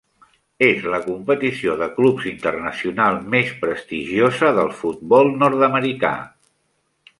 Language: Catalan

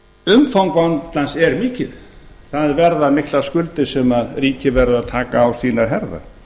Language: Icelandic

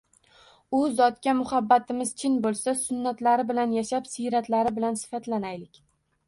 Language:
Uzbek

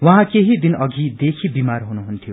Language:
Nepali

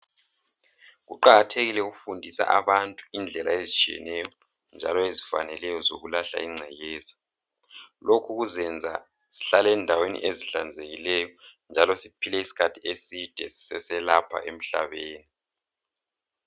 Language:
North Ndebele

